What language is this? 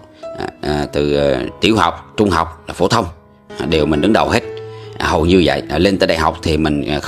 Vietnamese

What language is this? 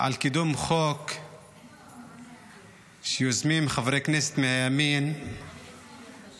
Hebrew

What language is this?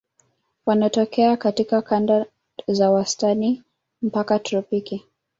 Swahili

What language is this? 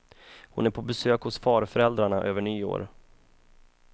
Swedish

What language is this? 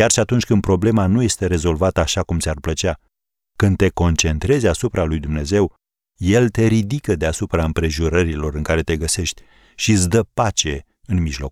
Romanian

